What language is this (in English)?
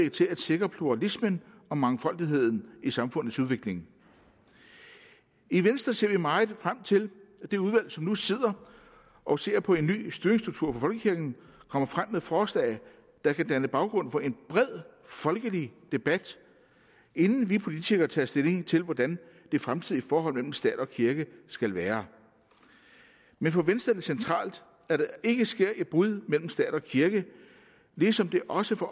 Danish